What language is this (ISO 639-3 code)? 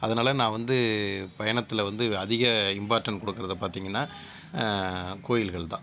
tam